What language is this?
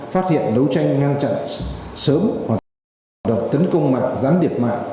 Vietnamese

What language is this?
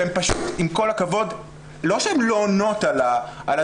Hebrew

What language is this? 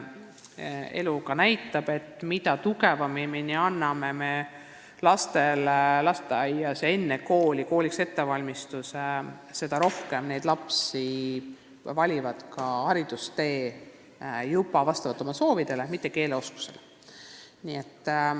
Estonian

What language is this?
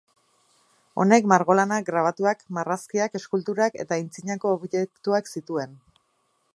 Basque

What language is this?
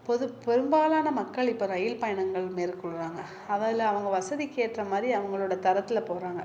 Tamil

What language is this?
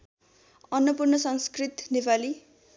Nepali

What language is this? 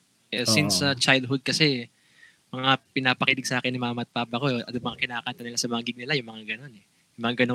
Filipino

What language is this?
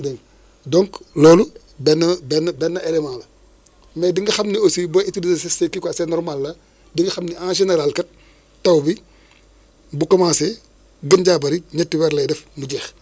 Wolof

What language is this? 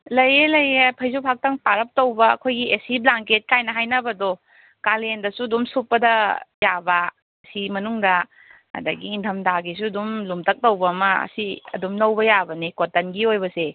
Manipuri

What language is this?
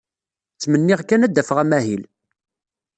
Kabyle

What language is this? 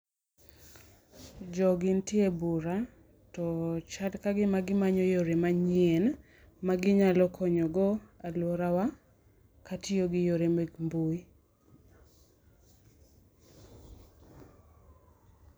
Luo (Kenya and Tanzania)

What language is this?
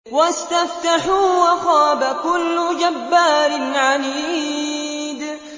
Arabic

